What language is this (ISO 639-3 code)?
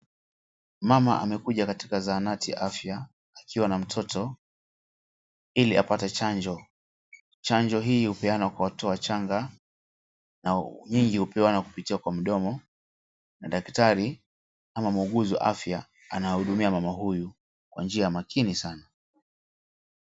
swa